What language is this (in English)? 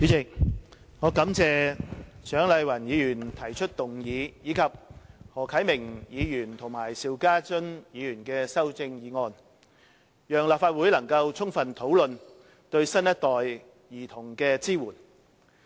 Cantonese